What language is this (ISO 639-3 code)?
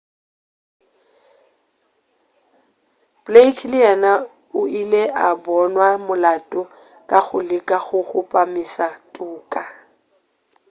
nso